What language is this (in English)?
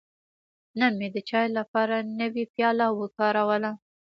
Pashto